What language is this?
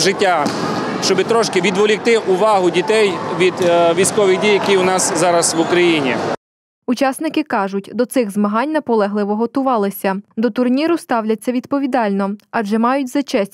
Ukrainian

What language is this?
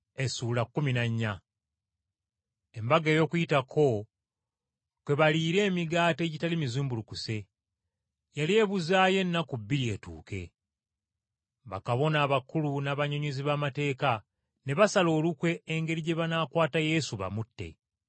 Ganda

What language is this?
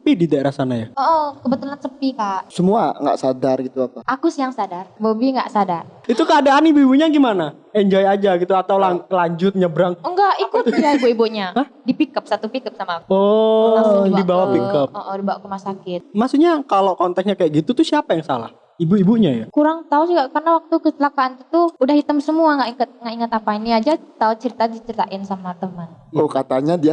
Indonesian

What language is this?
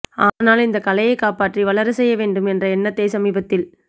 Tamil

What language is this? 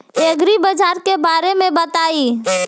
Bhojpuri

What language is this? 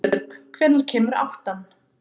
Icelandic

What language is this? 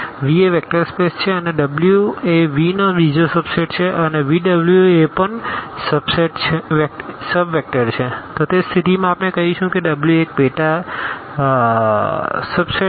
Gujarati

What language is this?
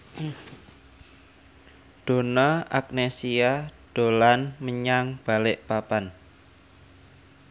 Javanese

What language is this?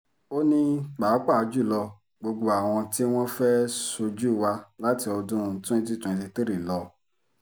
Yoruba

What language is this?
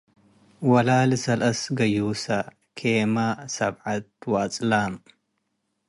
Tigre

